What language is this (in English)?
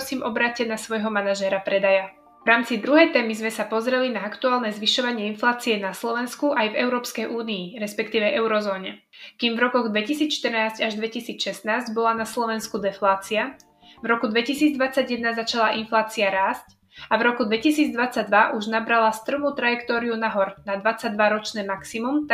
Slovak